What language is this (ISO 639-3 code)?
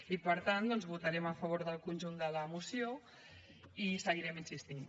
cat